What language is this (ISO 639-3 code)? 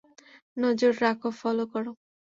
ben